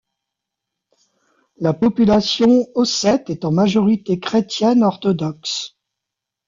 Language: French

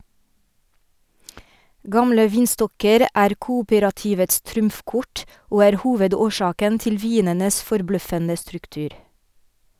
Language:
Norwegian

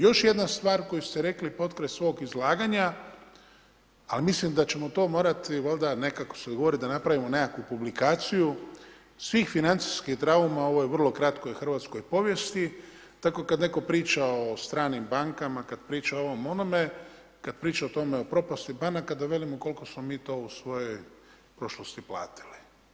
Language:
Croatian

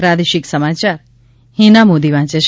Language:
Gujarati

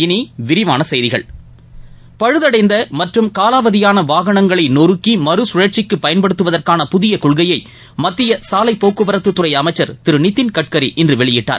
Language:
Tamil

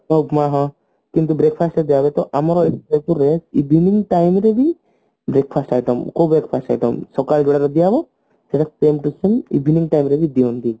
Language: Odia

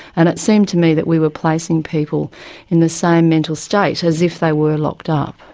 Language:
English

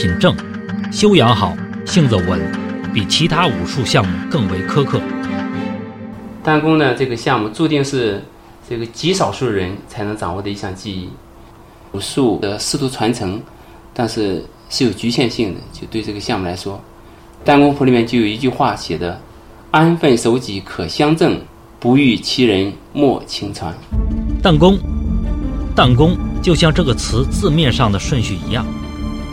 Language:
Chinese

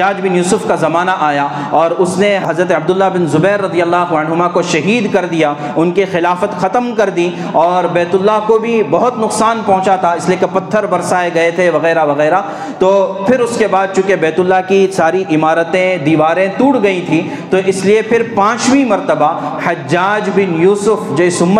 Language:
Urdu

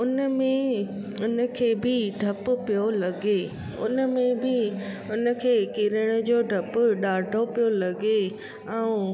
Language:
Sindhi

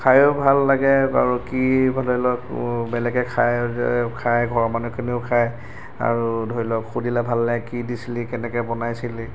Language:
Assamese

